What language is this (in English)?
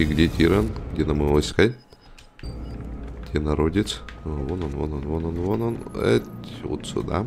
Russian